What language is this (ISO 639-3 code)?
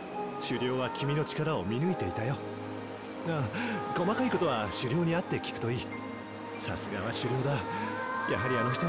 jpn